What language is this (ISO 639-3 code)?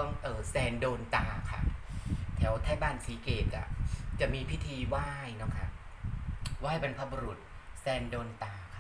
tha